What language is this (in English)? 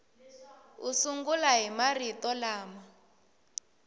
Tsonga